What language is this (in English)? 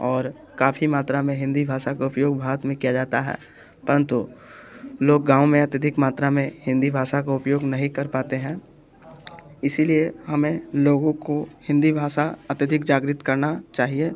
Hindi